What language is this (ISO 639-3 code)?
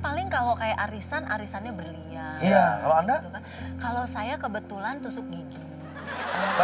ind